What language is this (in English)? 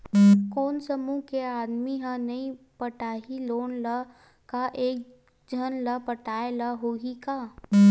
Chhattisgarhi